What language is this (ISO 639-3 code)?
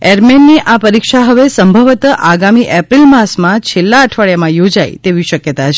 guj